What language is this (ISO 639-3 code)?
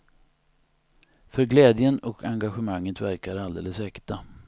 swe